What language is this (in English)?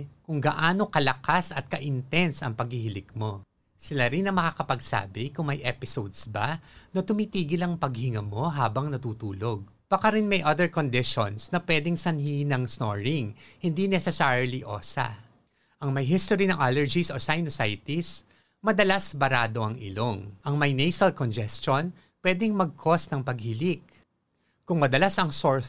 Filipino